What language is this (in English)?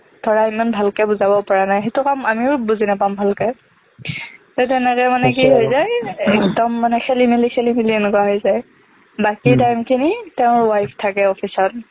Assamese